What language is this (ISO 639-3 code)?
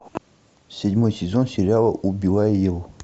rus